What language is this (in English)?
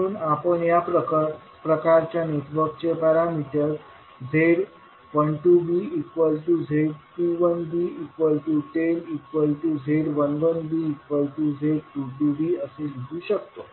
Marathi